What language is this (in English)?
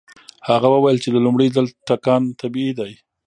Pashto